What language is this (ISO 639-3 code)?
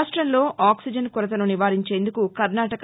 tel